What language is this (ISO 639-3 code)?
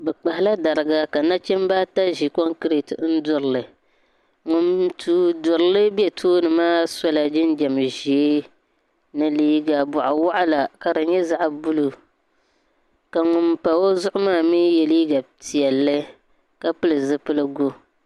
dag